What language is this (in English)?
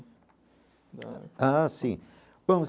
Portuguese